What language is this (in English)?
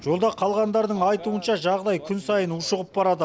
Kazakh